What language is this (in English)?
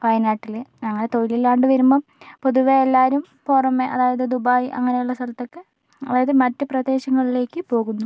Malayalam